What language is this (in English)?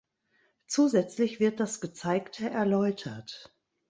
German